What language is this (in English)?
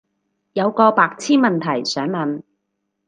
Cantonese